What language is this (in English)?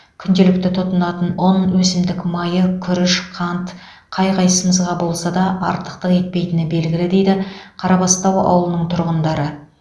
Kazakh